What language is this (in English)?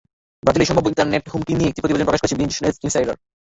Bangla